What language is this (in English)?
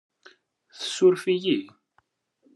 Kabyle